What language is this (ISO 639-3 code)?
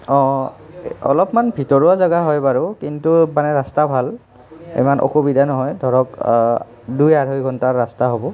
asm